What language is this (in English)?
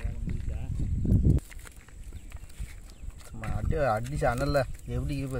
Thai